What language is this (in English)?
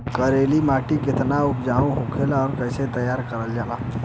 Bhojpuri